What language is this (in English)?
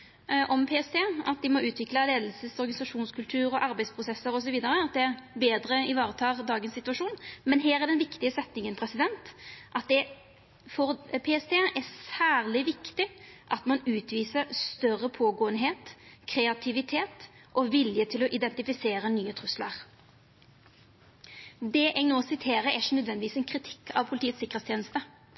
Norwegian Nynorsk